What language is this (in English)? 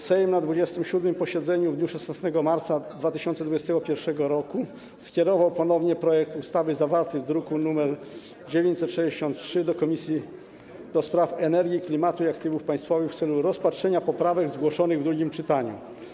Polish